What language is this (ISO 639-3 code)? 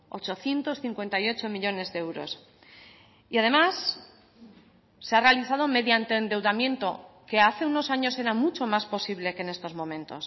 spa